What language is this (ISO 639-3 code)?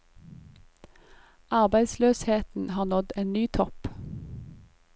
nor